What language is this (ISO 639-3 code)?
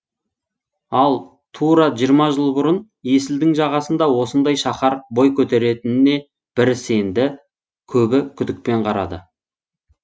kaz